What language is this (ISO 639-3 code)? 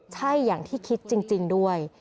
tha